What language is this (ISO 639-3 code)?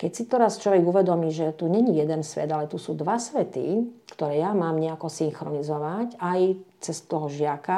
slk